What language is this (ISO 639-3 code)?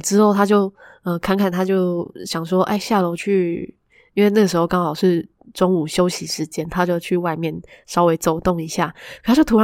zho